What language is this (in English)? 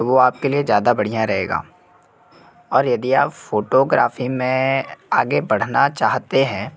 Hindi